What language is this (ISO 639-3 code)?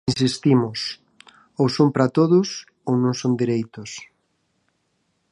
glg